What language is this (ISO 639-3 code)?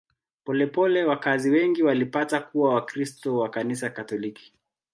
swa